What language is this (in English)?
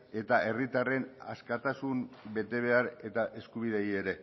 Basque